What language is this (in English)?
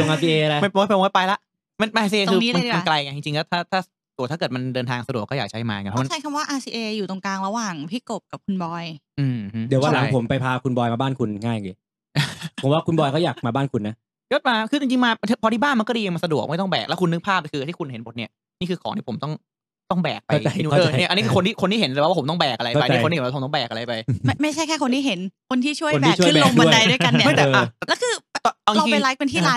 Thai